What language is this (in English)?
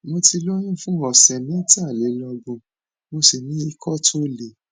Yoruba